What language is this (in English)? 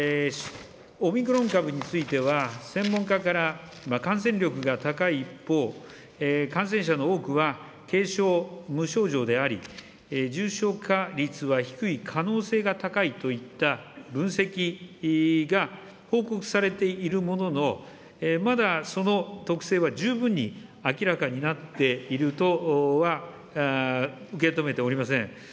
Japanese